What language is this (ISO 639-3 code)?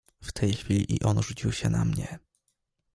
pol